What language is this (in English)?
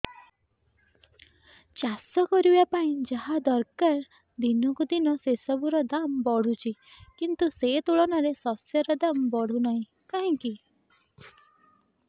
Odia